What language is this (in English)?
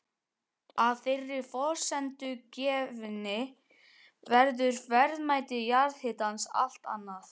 Icelandic